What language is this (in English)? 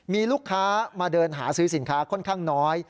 Thai